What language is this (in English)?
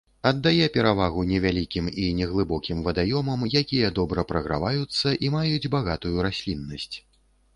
Belarusian